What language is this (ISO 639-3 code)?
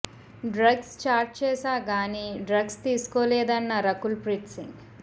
tel